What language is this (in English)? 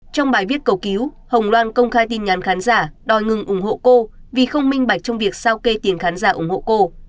Vietnamese